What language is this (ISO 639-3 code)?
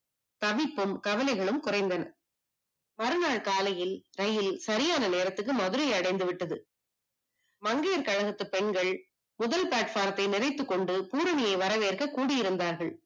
tam